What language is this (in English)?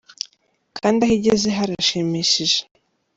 Kinyarwanda